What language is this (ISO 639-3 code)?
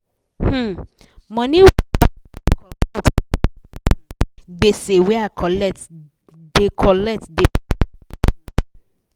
pcm